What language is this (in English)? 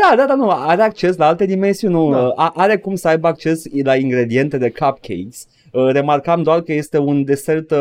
Romanian